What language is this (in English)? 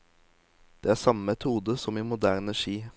Norwegian